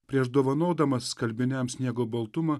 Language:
Lithuanian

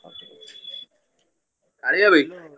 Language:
Odia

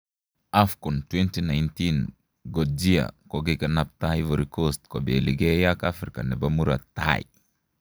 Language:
Kalenjin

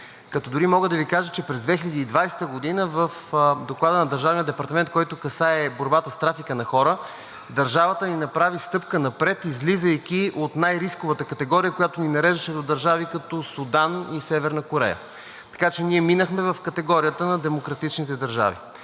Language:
Bulgarian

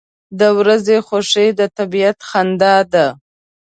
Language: Pashto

